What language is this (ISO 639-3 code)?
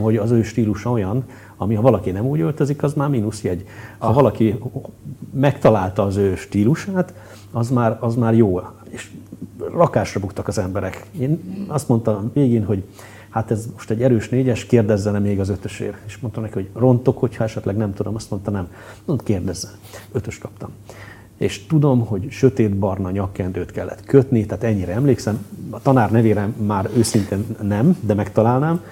hun